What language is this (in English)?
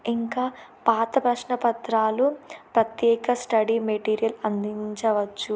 Telugu